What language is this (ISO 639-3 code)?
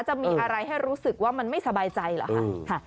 tha